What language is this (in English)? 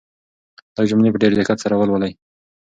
Pashto